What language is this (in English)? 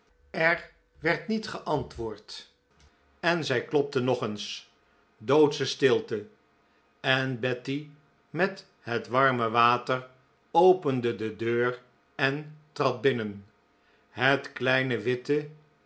Dutch